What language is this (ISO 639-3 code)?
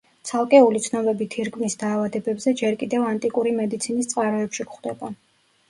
kat